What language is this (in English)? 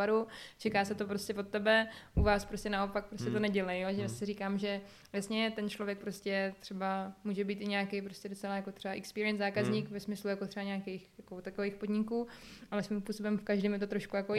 Czech